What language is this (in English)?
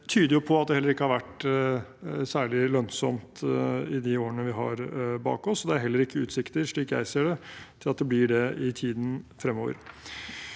Norwegian